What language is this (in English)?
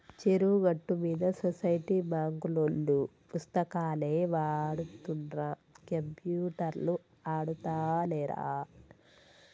Telugu